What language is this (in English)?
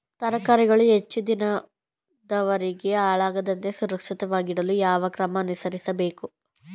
Kannada